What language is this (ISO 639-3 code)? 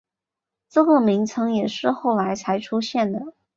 zho